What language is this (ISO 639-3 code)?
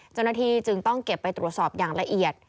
tha